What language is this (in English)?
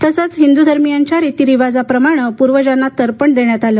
Marathi